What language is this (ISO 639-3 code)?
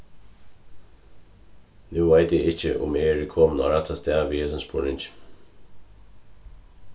fao